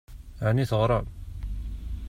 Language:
Kabyle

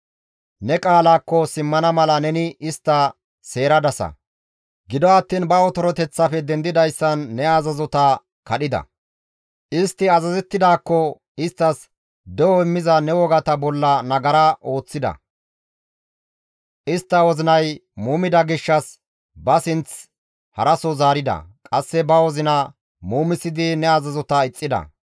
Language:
Gamo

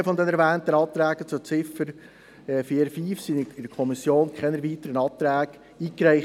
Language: Swiss German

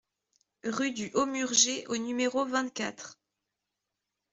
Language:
French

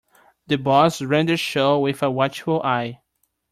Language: English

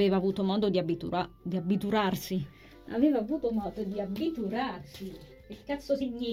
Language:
Italian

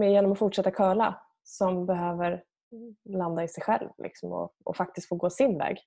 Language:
Swedish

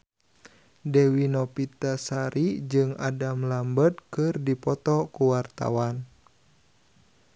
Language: Sundanese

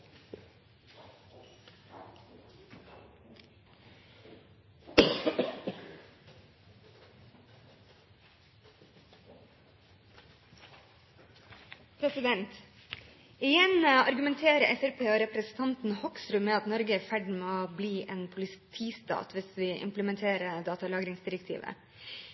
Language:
Norwegian Bokmål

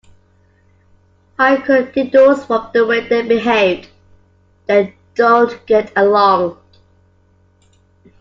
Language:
English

